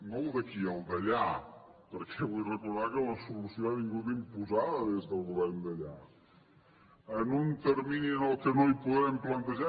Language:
Catalan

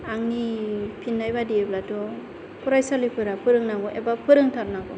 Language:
Bodo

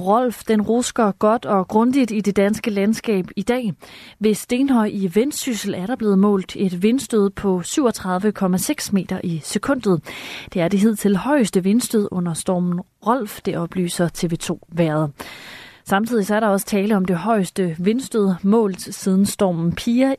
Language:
Danish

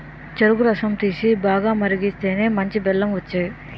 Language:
Telugu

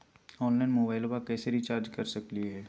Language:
Magahi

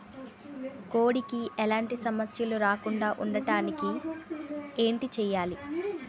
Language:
Telugu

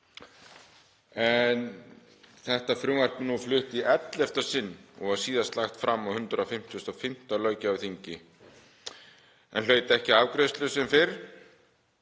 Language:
Icelandic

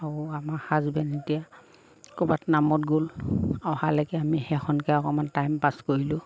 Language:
Assamese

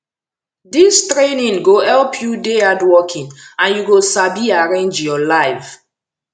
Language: Nigerian Pidgin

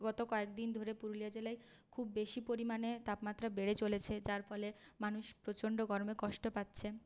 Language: Bangla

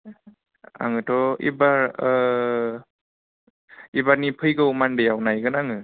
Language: Bodo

